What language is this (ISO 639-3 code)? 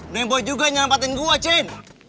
ind